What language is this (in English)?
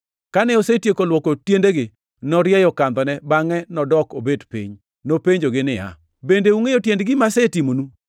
Luo (Kenya and Tanzania)